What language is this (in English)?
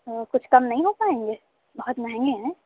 Urdu